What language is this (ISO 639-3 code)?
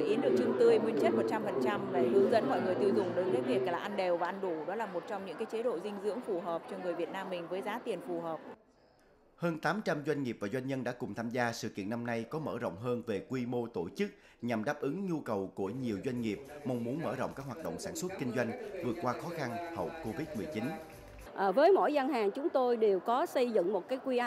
vie